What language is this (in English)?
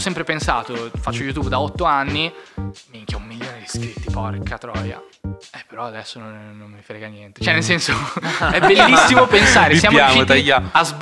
Italian